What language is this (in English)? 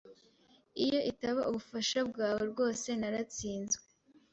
Kinyarwanda